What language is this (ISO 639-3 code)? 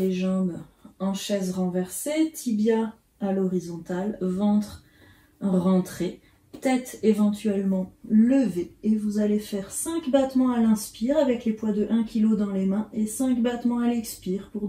fra